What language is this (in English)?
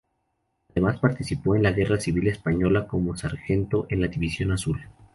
Spanish